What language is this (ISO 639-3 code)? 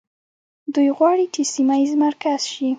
pus